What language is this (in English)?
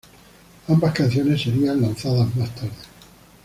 Spanish